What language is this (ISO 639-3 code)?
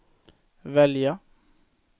swe